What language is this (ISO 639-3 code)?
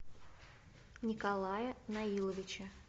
rus